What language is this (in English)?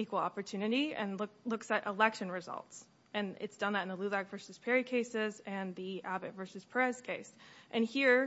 English